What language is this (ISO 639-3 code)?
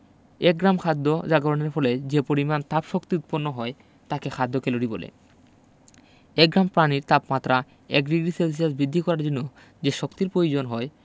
ben